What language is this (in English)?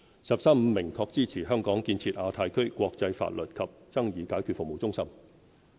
Cantonese